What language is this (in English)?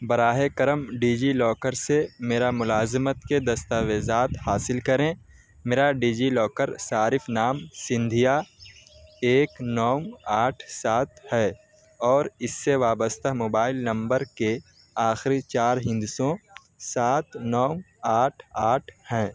Urdu